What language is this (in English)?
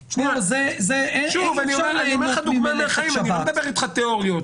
Hebrew